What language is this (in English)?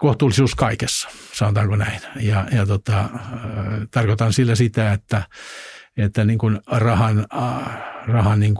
Finnish